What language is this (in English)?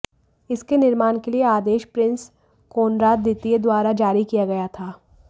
Hindi